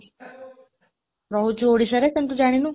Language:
Odia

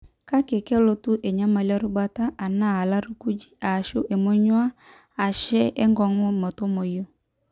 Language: Masai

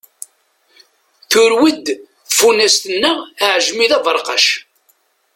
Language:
Kabyle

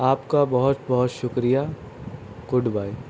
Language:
Urdu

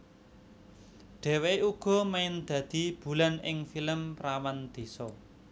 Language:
Javanese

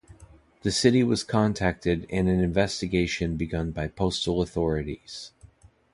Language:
English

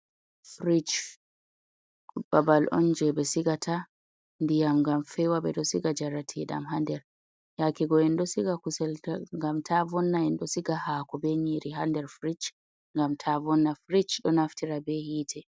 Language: Fula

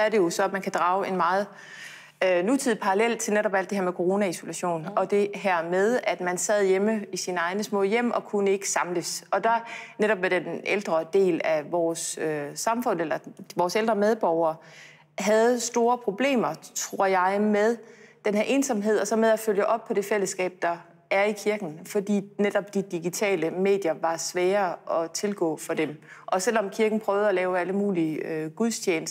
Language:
Danish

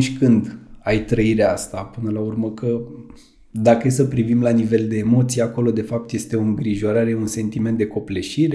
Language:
Romanian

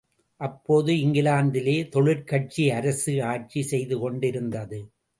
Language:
Tamil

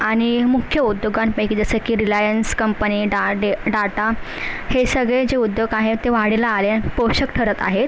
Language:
Marathi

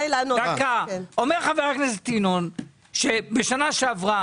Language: Hebrew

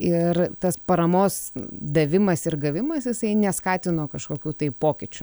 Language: Lithuanian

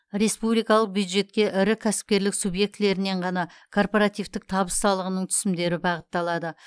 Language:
Kazakh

